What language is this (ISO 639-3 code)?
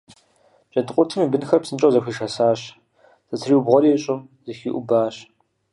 kbd